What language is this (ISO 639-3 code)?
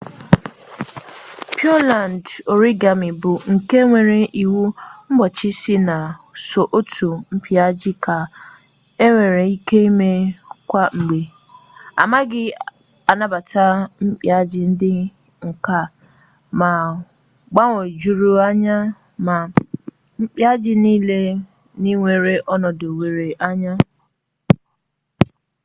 ibo